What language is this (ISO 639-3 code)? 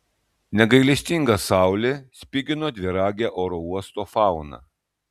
lit